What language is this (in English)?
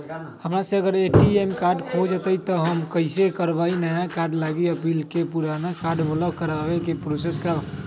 Magahi